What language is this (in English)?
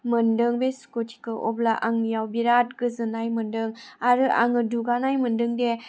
Bodo